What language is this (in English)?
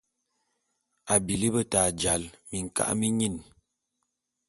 Bulu